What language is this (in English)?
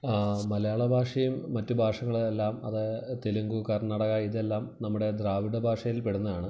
Malayalam